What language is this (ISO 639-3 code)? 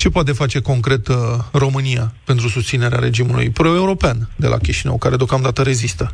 ron